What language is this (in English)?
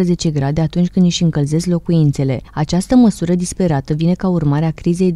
Romanian